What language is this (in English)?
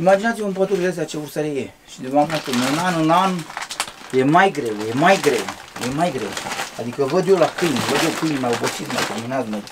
Romanian